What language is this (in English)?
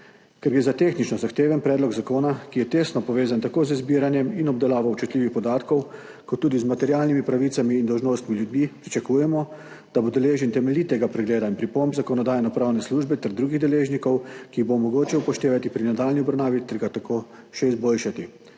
Slovenian